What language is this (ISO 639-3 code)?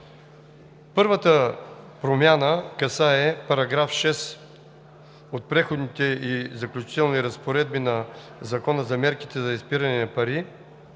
bul